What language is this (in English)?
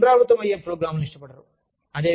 Telugu